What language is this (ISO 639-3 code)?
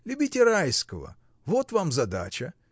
rus